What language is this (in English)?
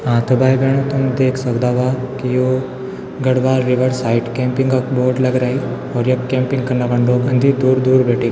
Garhwali